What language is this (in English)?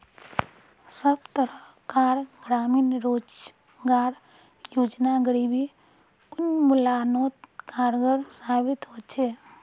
Magahi